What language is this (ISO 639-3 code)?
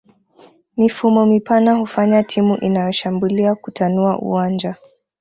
swa